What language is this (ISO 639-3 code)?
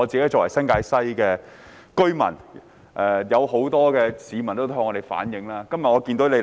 yue